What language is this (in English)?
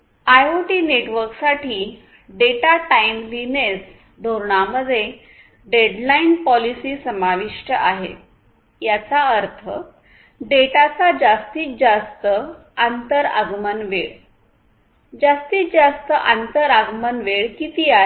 Marathi